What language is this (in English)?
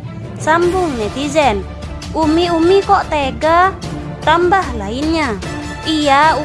Indonesian